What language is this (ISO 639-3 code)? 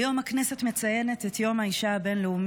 heb